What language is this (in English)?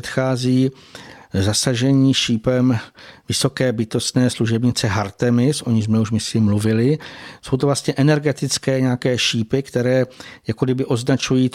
Czech